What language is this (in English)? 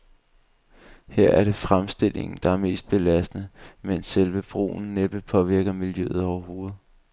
Danish